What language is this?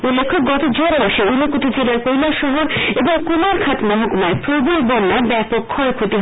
Bangla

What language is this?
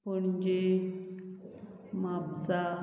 Konkani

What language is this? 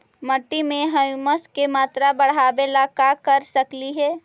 Magahi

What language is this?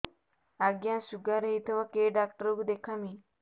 Odia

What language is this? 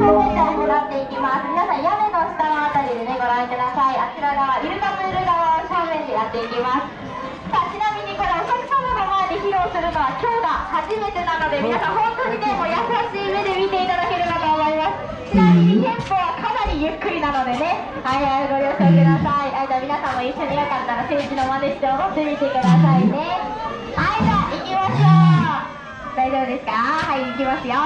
Japanese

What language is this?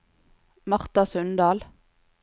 Norwegian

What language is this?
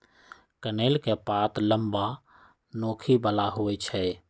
Magahi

